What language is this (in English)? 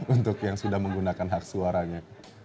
Indonesian